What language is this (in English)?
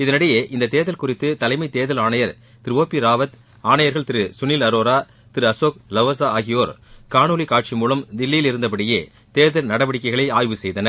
Tamil